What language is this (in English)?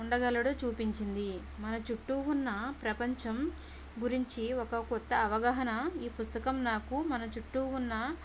Telugu